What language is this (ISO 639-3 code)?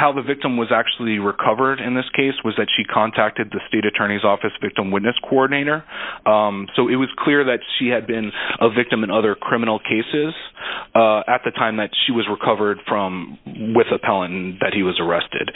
eng